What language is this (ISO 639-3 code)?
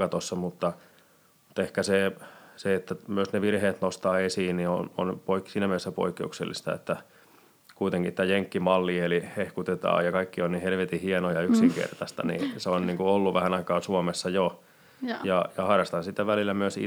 fin